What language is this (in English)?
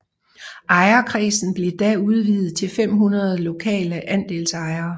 Danish